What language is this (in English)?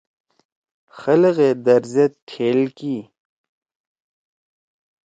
Torwali